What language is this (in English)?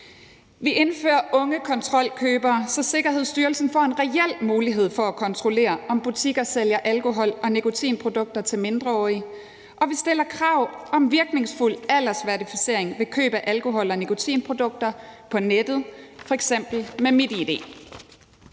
Danish